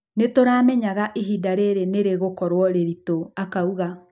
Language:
Kikuyu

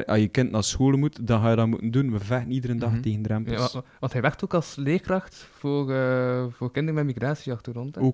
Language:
Dutch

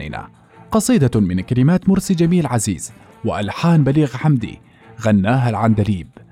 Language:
Arabic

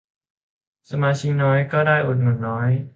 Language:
Thai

